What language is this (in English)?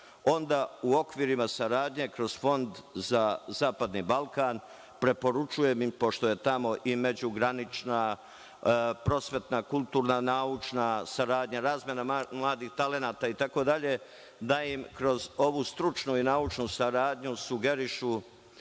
Serbian